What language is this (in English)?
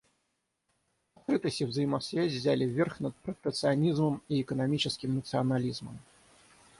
Russian